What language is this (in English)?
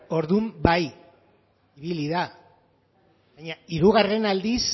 Basque